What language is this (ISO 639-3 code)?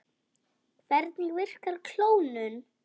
isl